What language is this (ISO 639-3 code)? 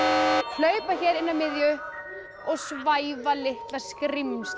isl